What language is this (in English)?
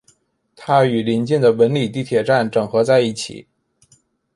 Chinese